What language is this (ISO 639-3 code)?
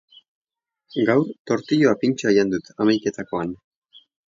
eus